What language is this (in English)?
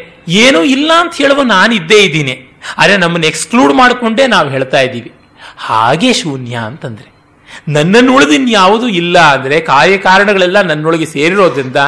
Kannada